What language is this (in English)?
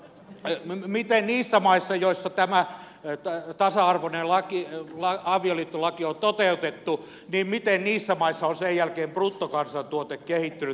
Finnish